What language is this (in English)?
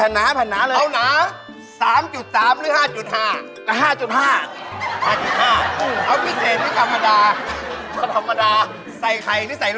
Thai